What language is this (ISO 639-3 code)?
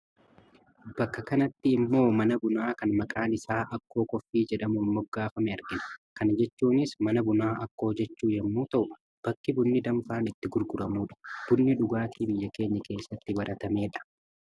orm